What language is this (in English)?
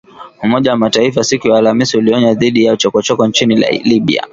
Swahili